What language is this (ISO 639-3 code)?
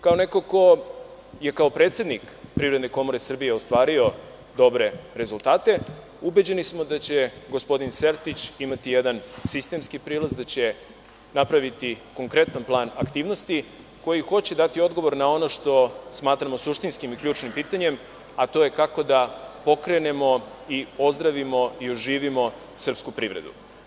srp